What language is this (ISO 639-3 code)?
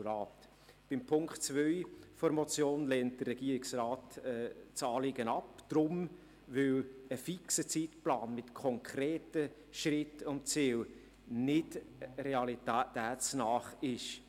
gsw